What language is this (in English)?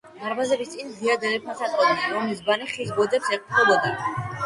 Georgian